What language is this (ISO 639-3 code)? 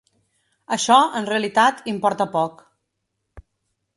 cat